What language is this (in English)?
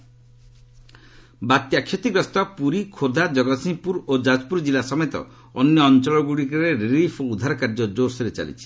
Odia